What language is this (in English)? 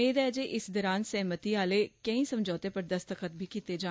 Dogri